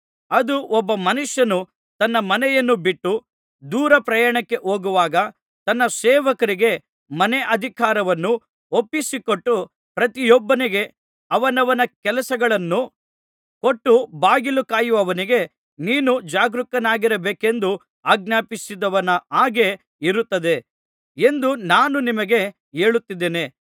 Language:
Kannada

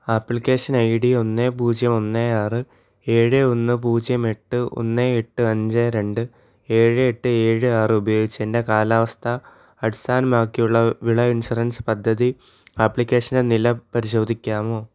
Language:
Malayalam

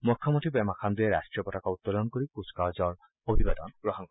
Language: Assamese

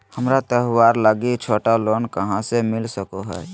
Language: Magahi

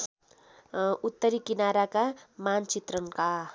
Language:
Nepali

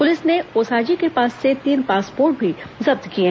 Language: Hindi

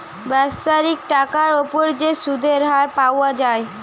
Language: Bangla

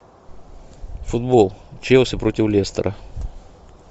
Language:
Russian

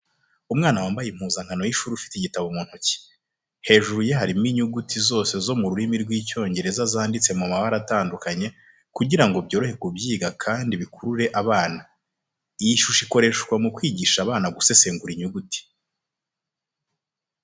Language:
Kinyarwanda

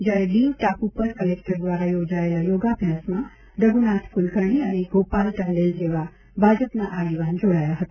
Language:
Gujarati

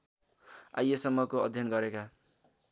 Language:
Nepali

